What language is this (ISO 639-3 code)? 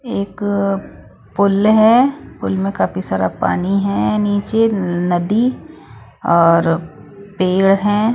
hin